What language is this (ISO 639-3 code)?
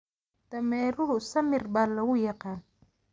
som